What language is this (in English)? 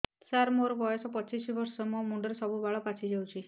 Odia